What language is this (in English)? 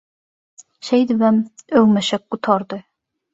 Turkmen